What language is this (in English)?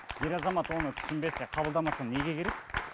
Kazakh